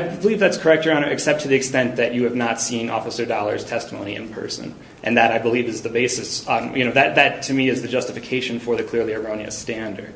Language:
English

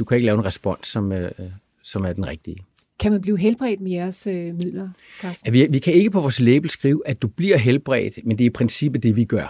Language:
Danish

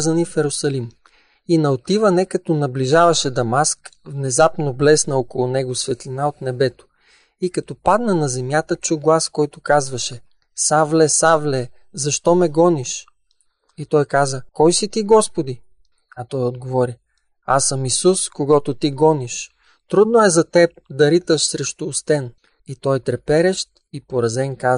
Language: Bulgarian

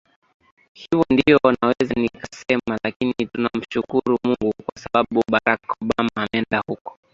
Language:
Swahili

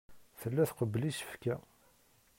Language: Kabyle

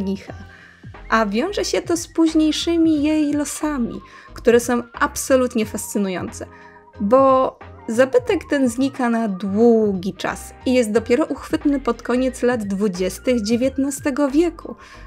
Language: Polish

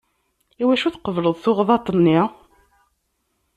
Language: Kabyle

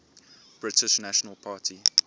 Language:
English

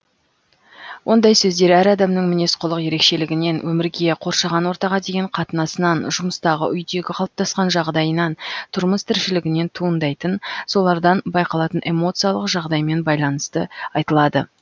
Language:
Kazakh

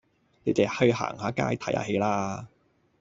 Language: Cantonese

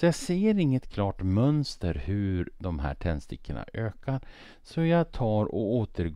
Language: Swedish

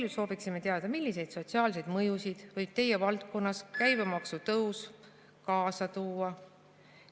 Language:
Estonian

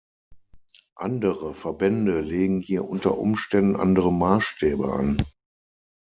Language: German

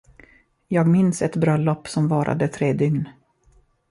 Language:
Swedish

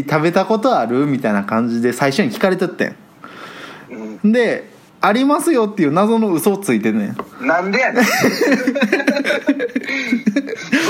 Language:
Japanese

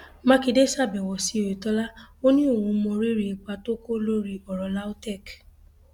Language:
Yoruba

